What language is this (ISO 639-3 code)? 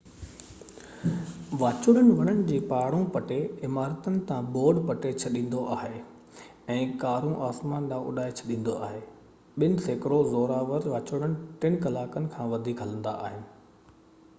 snd